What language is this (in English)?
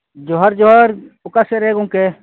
Santali